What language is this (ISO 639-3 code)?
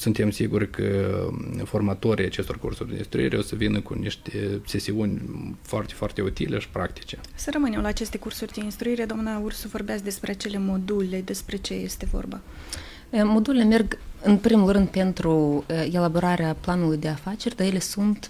ron